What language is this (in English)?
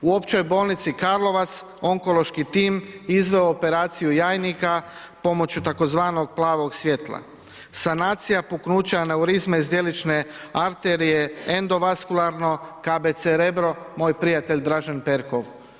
Croatian